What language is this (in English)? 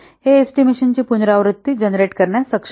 Marathi